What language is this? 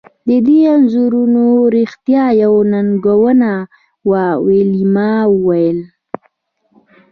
Pashto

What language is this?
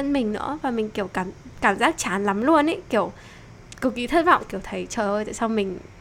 Vietnamese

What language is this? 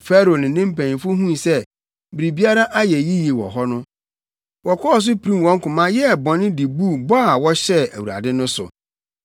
Akan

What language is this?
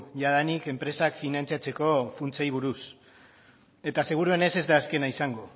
Basque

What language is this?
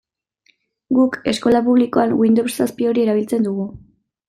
Basque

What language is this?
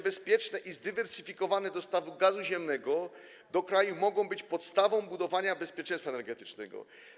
Polish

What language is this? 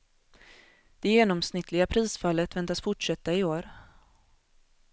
Swedish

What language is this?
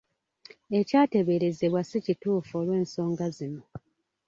Ganda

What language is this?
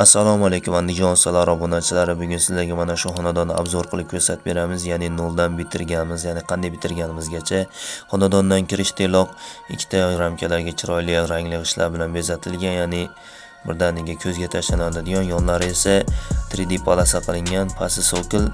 Turkish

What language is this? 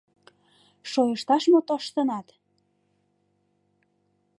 Mari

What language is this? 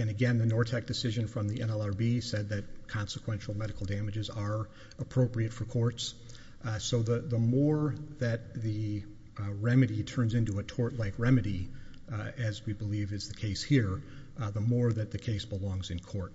English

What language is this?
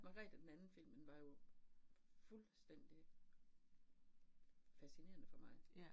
Danish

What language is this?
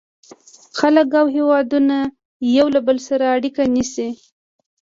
Pashto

